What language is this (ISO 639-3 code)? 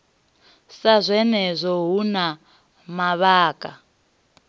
ven